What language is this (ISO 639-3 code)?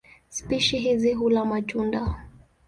swa